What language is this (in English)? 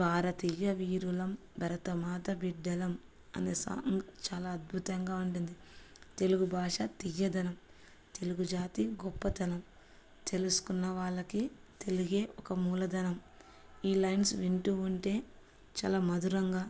Telugu